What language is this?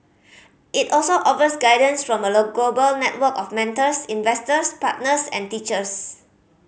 English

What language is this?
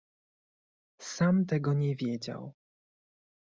Polish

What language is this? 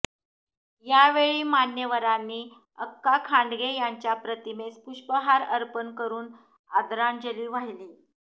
Marathi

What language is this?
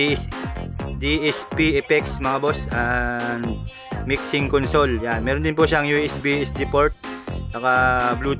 Filipino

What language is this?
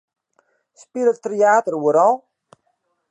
Western Frisian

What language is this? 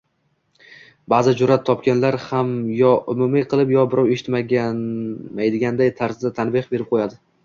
Uzbek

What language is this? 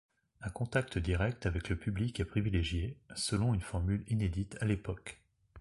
French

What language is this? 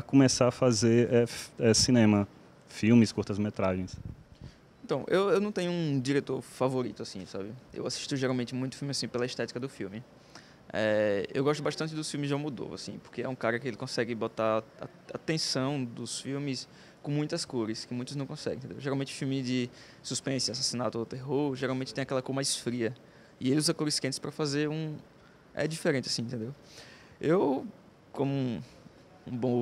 Portuguese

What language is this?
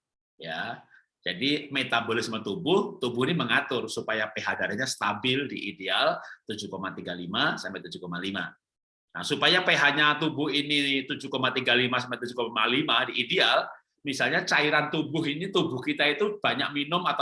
Indonesian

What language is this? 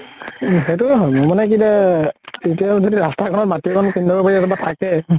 Assamese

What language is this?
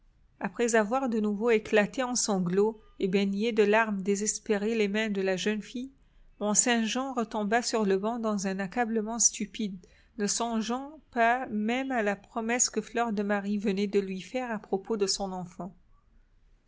French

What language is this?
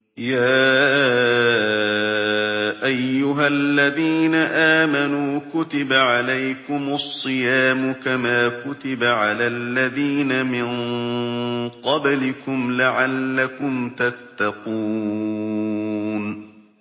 Arabic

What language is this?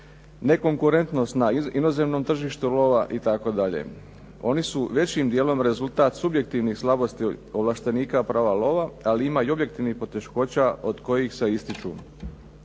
Croatian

